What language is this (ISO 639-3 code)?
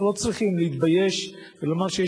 heb